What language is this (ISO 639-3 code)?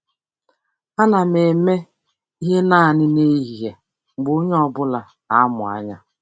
ibo